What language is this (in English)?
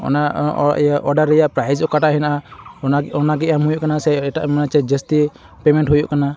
Santali